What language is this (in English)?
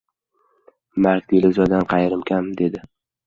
Uzbek